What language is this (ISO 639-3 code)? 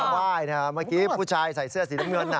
tha